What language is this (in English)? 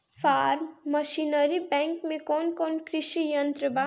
Bhojpuri